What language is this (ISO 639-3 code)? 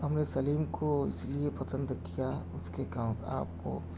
urd